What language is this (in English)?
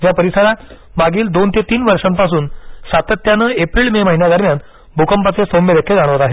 Marathi